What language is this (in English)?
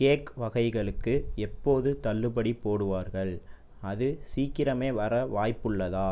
Tamil